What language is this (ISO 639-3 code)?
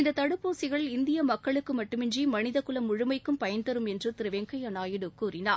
tam